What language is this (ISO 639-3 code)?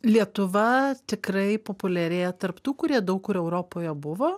lit